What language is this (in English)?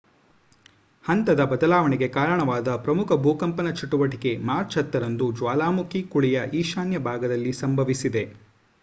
Kannada